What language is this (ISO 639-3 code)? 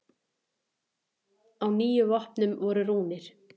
isl